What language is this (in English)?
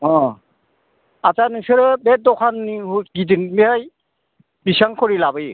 Bodo